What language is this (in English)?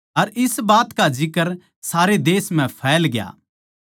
Haryanvi